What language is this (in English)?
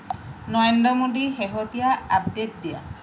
Assamese